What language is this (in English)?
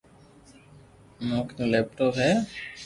Loarki